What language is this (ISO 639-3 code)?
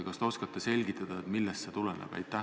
est